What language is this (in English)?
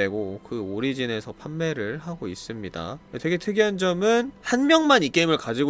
Korean